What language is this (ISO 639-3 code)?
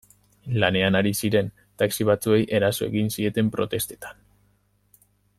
eus